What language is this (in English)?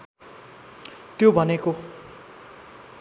Nepali